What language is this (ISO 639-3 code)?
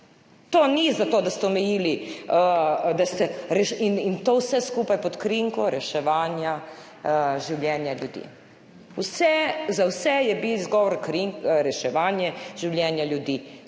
slv